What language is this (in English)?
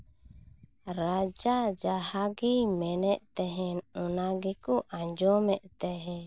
Santali